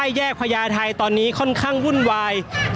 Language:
Thai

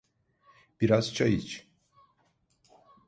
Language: Turkish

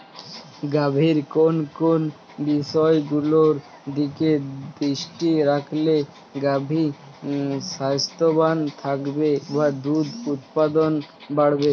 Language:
Bangla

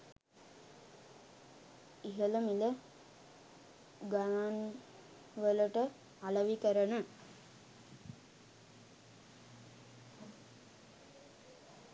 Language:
Sinhala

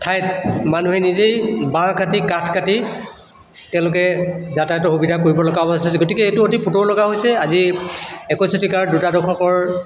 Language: Assamese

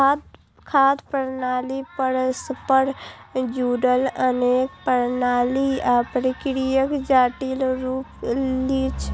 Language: Maithili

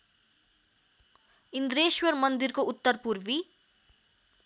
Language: Nepali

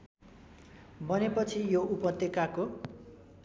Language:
Nepali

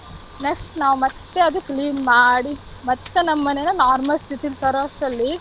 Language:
Kannada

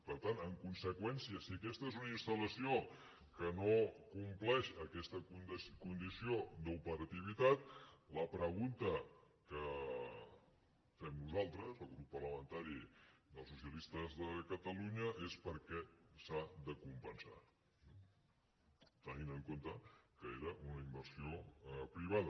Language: Catalan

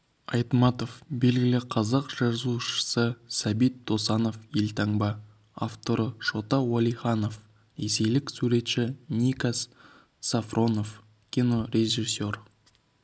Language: Kazakh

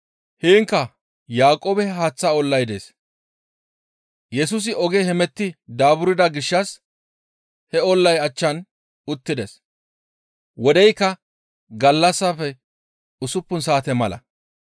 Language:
Gamo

